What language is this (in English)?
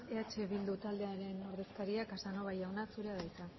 Basque